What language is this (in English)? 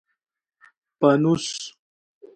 Khowar